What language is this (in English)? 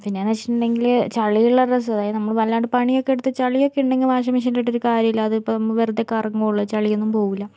Malayalam